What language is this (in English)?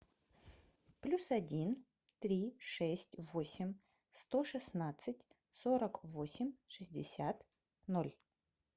Russian